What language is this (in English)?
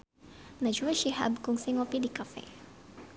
Sundanese